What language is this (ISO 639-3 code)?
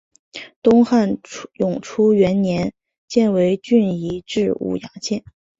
zho